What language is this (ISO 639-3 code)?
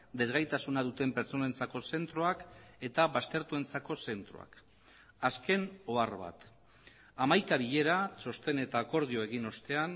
eus